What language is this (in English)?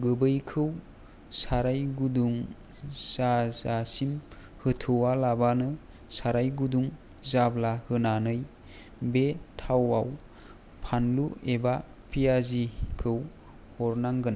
Bodo